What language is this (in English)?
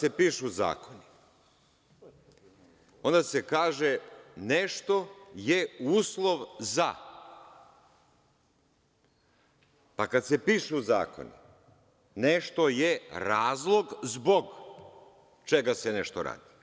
Serbian